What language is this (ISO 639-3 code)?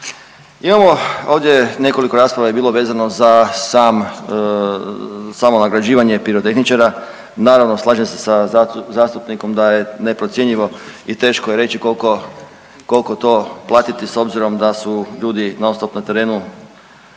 hrv